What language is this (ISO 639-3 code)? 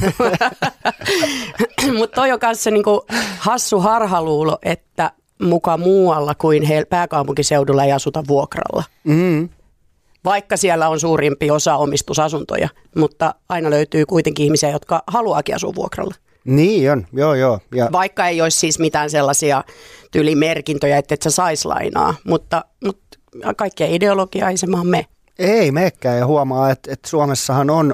fin